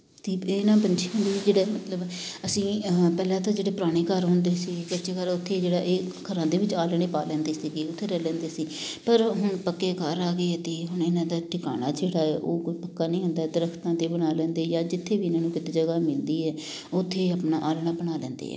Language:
Punjabi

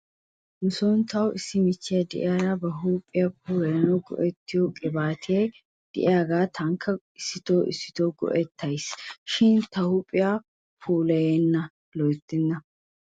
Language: Wolaytta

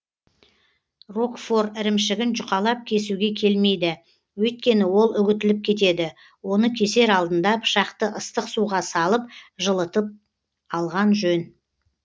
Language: Kazakh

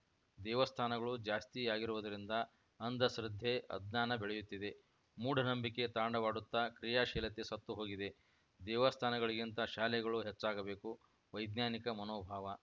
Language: Kannada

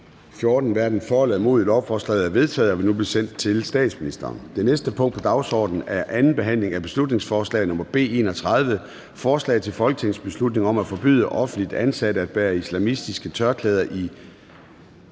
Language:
Danish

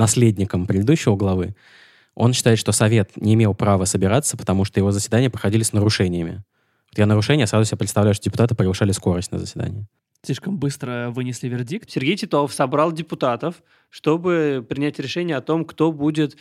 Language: Russian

